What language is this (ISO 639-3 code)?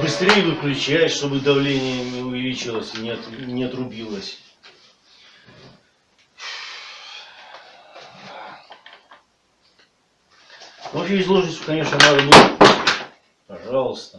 rus